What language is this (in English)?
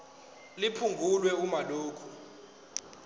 Zulu